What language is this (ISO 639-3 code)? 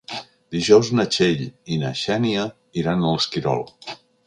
cat